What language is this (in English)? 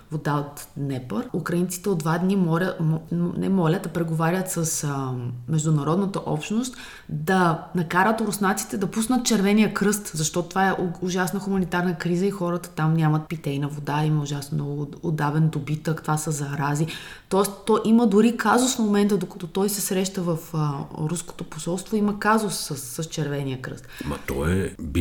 Bulgarian